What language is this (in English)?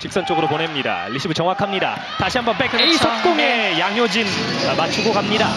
Korean